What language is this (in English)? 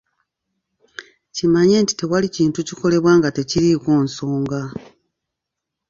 Ganda